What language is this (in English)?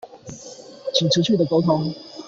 Chinese